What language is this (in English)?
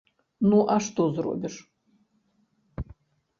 Belarusian